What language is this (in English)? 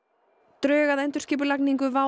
Icelandic